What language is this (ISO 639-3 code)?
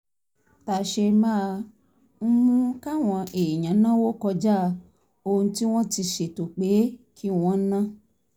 yor